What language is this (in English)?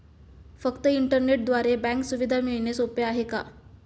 Marathi